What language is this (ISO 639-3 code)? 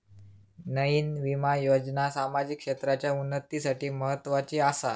mar